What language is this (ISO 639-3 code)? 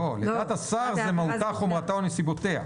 heb